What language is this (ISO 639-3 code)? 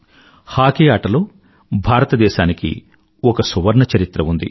tel